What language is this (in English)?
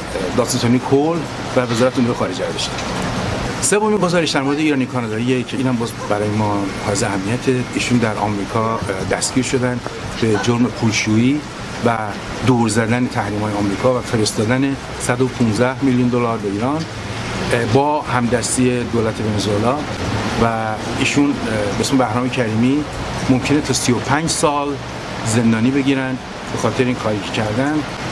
Persian